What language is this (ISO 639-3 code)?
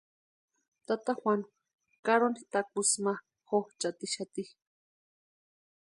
pua